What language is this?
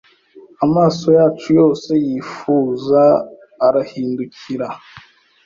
Kinyarwanda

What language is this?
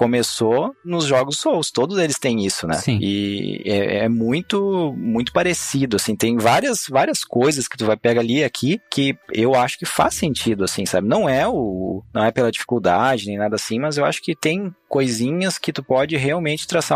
Portuguese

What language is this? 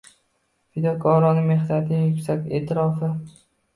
Uzbek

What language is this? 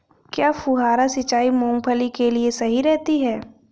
Hindi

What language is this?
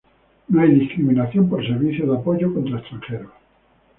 Spanish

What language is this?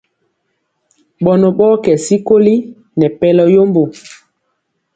Mpiemo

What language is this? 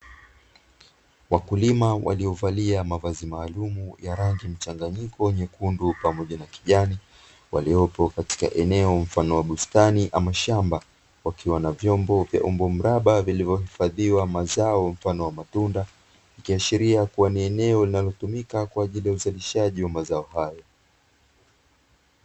Swahili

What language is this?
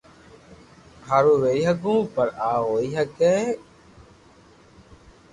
Loarki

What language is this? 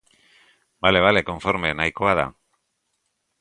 Basque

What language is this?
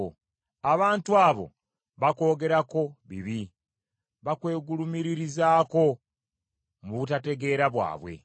Ganda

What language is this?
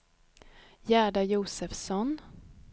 Swedish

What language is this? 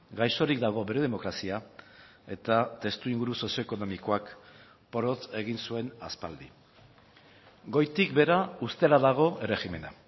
Basque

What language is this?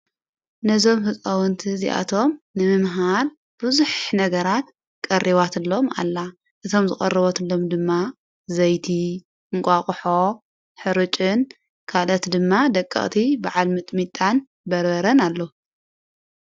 Tigrinya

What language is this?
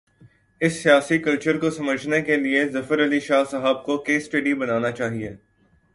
Urdu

